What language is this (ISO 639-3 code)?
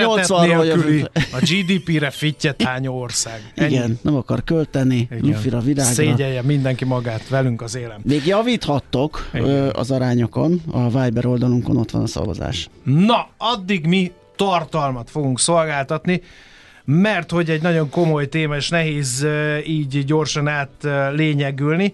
hun